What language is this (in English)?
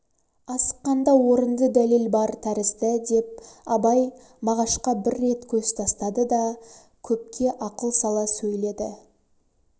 Kazakh